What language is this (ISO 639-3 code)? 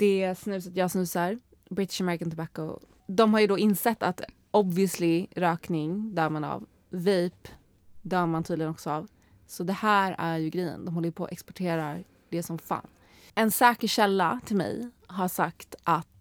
swe